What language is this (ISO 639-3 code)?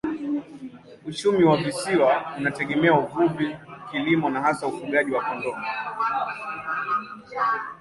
swa